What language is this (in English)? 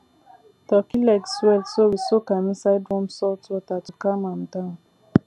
Nigerian Pidgin